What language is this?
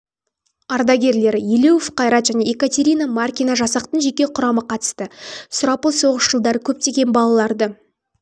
Kazakh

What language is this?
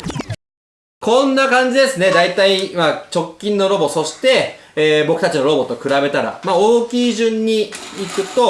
Japanese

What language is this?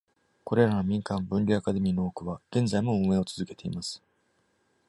Japanese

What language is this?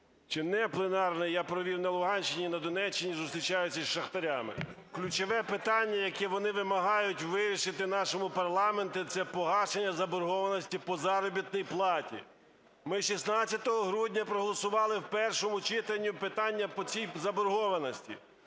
Ukrainian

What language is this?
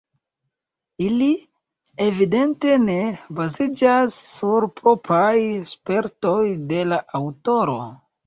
Esperanto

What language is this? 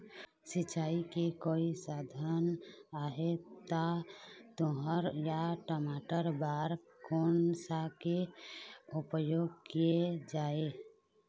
Chhattisgarhi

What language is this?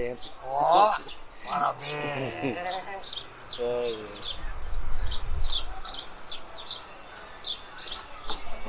Portuguese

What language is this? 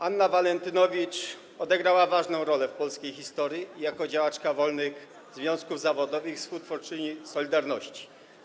Polish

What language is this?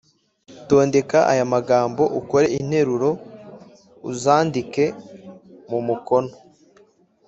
Kinyarwanda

